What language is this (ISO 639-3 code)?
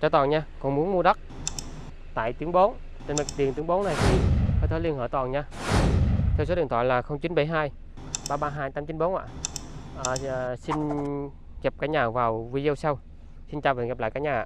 vie